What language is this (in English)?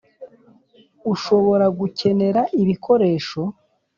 Kinyarwanda